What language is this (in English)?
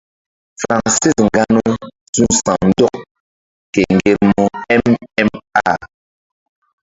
Mbum